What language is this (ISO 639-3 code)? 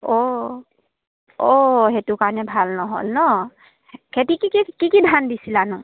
asm